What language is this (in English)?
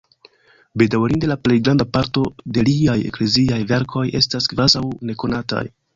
Esperanto